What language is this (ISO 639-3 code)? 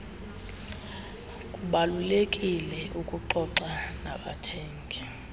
xho